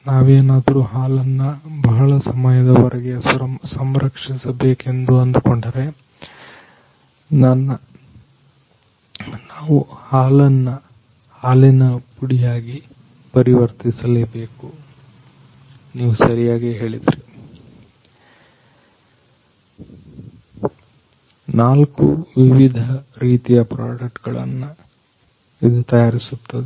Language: Kannada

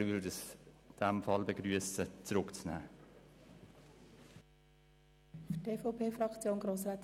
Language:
Swiss German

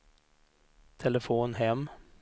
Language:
Swedish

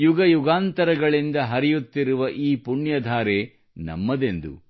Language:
Kannada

